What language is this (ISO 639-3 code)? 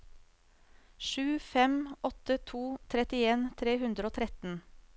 nor